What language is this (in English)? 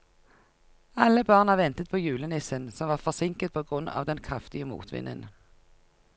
Norwegian